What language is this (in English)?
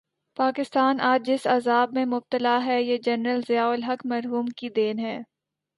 Urdu